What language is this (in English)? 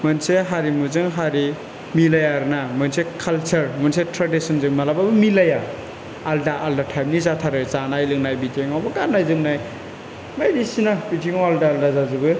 Bodo